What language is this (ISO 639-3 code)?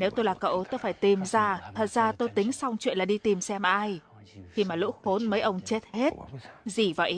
vie